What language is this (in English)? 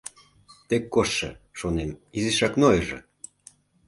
Mari